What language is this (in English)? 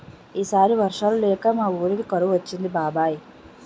Telugu